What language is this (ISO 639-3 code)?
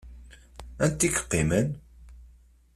kab